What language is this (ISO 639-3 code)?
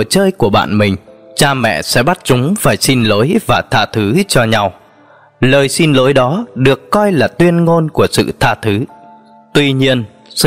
vie